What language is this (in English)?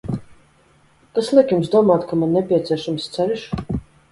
Latvian